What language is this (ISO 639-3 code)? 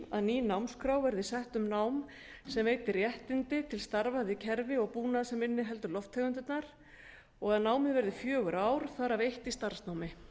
isl